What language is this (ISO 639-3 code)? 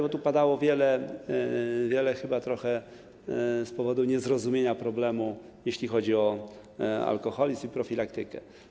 pol